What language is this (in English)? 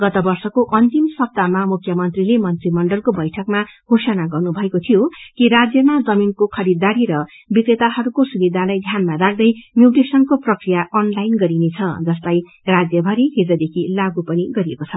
Nepali